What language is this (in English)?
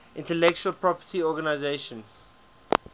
English